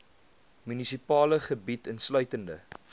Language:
Afrikaans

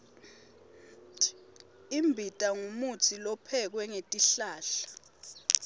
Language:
Swati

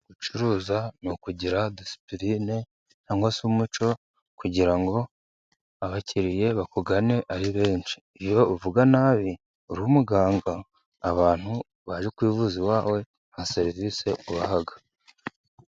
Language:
Kinyarwanda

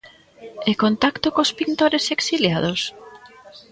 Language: Galician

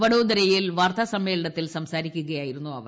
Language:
Malayalam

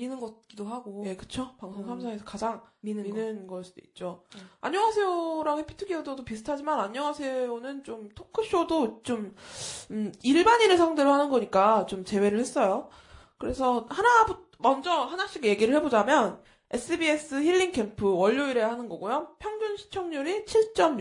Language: Korean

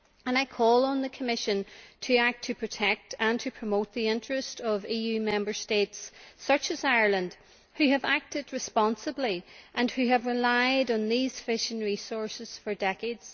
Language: English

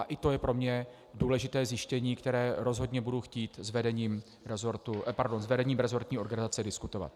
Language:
Czech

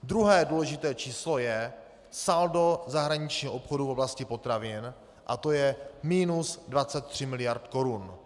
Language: Czech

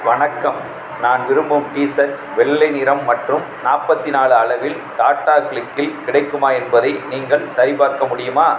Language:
Tamil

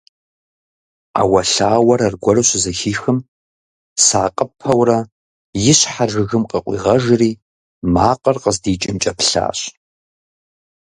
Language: Kabardian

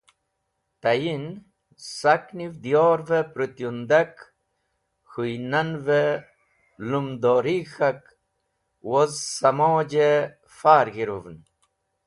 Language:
Wakhi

